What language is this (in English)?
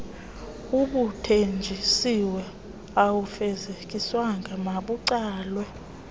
Xhosa